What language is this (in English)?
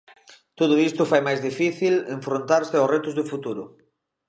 Galician